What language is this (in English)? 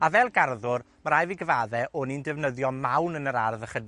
Welsh